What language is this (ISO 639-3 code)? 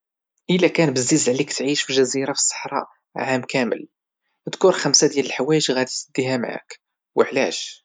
ary